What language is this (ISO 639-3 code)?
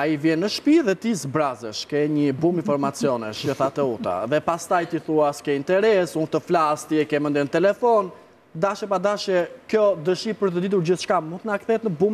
ron